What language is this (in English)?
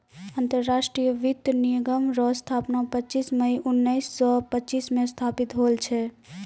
Maithili